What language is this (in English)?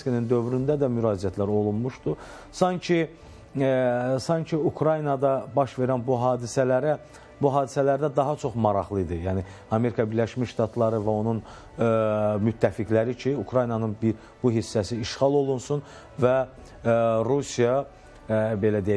Turkish